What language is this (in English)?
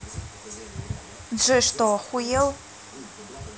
Russian